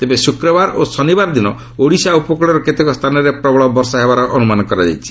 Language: Odia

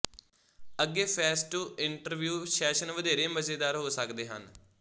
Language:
Punjabi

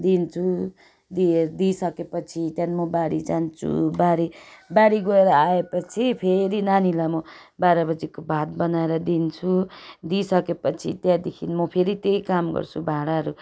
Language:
Nepali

